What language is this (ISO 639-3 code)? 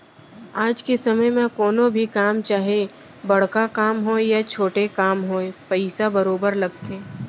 hne